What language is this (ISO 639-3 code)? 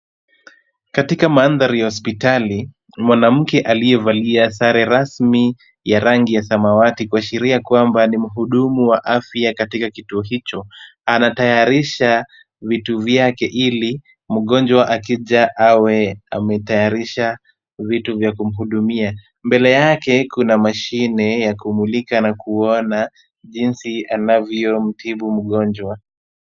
swa